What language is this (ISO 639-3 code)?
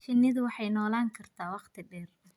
som